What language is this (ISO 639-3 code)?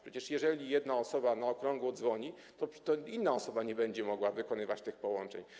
pol